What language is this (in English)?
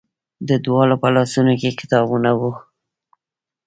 Pashto